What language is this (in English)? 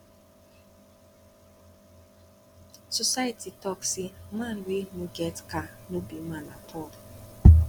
Nigerian Pidgin